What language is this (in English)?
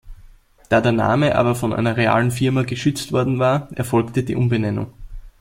German